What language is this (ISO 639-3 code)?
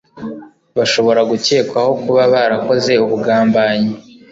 kin